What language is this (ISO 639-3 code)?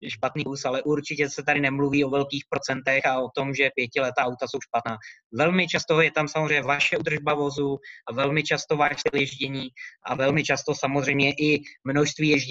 ces